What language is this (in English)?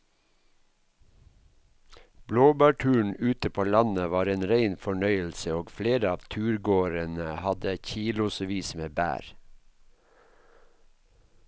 Norwegian